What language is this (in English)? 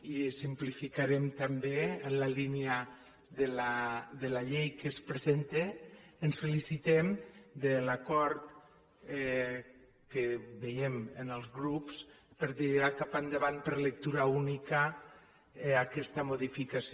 Catalan